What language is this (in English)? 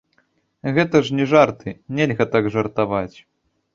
Belarusian